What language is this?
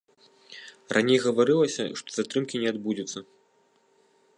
Belarusian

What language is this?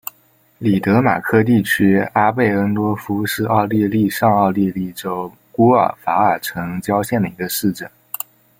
Chinese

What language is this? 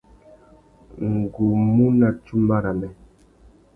Tuki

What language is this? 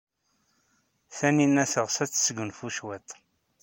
Kabyle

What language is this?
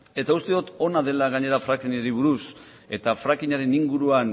Basque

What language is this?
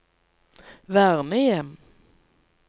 Norwegian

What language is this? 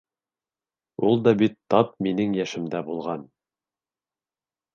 Bashkir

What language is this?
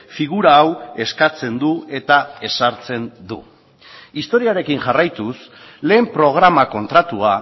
Basque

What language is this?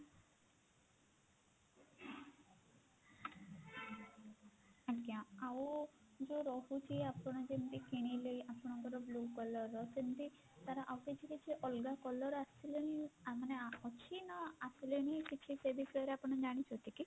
Odia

